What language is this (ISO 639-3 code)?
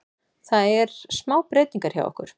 isl